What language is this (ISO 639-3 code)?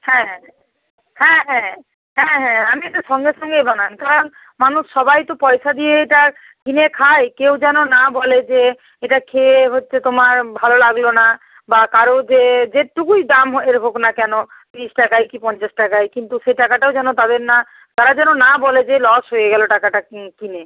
ben